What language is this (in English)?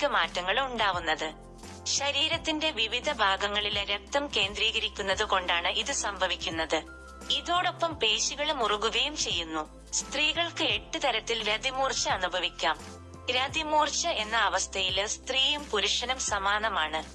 Malayalam